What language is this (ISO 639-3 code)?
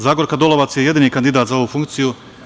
srp